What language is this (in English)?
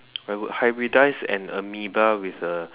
English